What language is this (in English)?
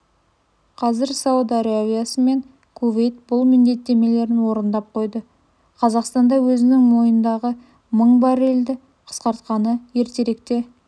Kazakh